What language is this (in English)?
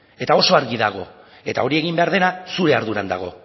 Basque